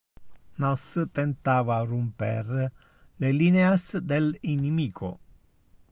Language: Interlingua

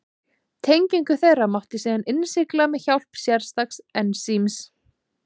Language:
Icelandic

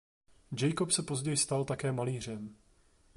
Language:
Czech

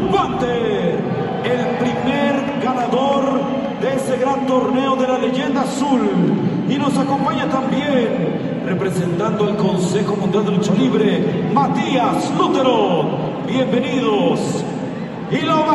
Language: Spanish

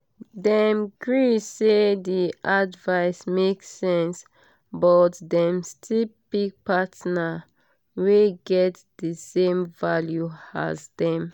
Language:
Nigerian Pidgin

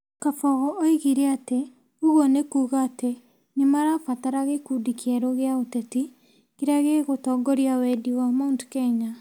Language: Kikuyu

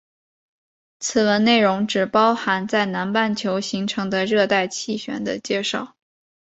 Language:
Chinese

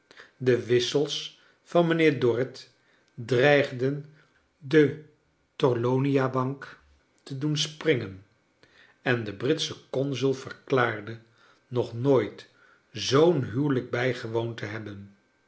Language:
Dutch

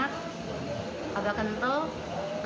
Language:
Indonesian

